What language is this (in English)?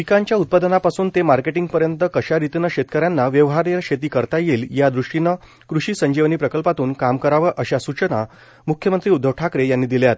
Marathi